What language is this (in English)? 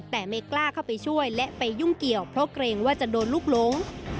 Thai